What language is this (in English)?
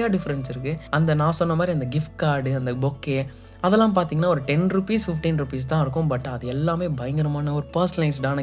Tamil